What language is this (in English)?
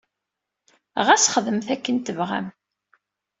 Kabyle